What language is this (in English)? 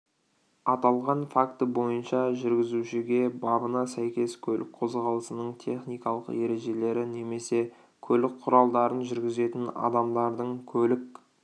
Kazakh